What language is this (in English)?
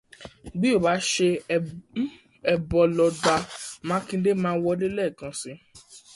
Yoruba